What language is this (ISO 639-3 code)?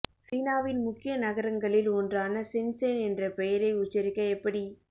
tam